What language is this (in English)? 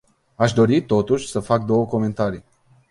Romanian